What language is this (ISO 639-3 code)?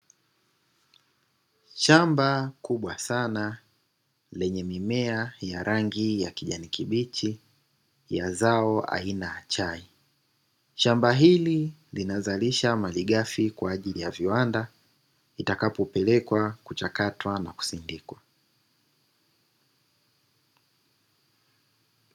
swa